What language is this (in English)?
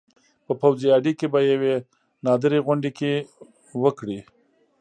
Pashto